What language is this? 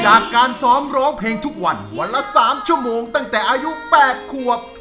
Thai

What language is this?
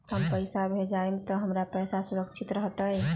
Magahi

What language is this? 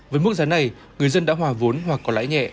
Vietnamese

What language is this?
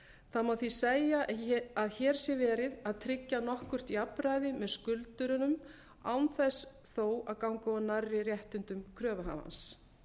Icelandic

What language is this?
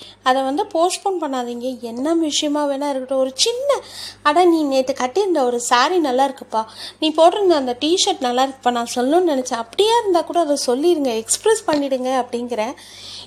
Tamil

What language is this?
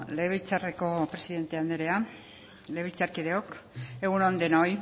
Basque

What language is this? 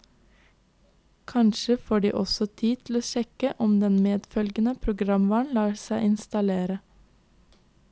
Norwegian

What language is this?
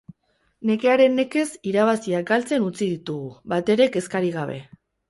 Basque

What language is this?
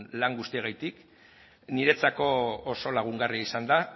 Basque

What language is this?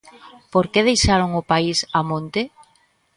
Galician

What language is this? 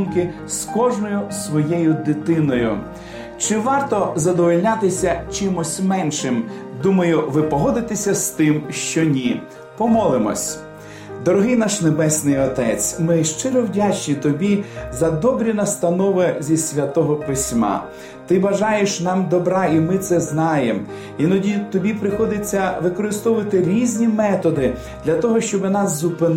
Ukrainian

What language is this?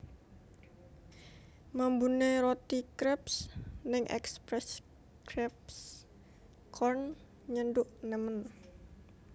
Javanese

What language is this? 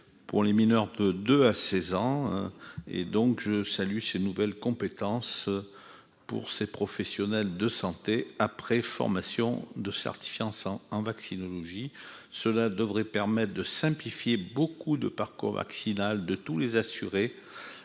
French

